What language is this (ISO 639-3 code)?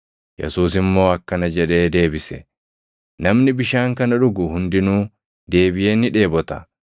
orm